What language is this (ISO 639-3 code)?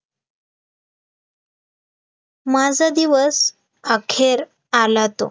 mar